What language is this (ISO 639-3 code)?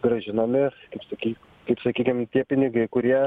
lit